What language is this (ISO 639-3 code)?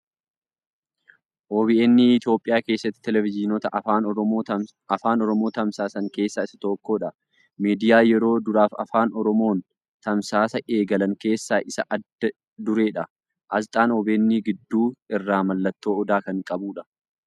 orm